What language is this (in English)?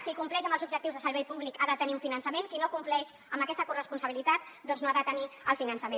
Catalan